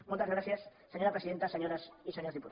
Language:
Catalan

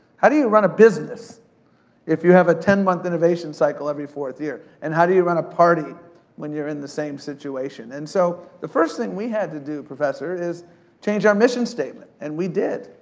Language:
English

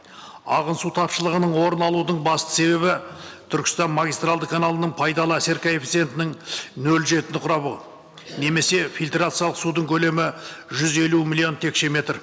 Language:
Kazakh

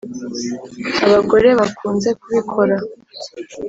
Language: Kinyarwanda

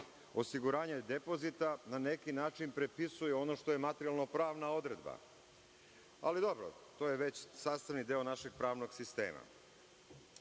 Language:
Serbian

